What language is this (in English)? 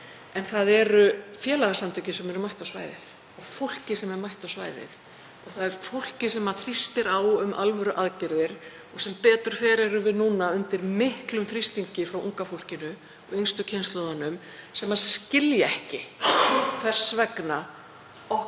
Icelandic